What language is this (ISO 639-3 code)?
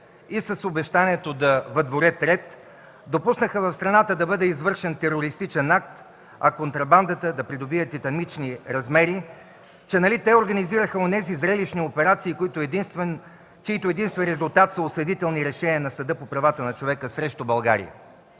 bul